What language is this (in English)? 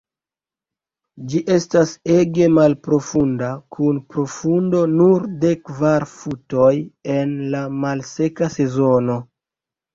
Esperanto